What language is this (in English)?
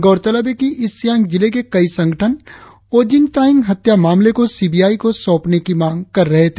Hindi